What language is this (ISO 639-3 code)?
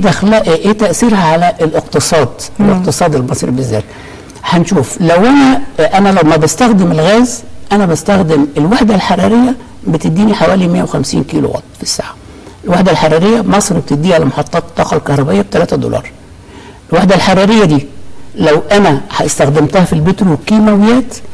ara